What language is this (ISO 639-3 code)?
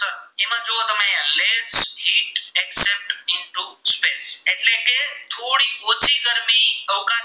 guj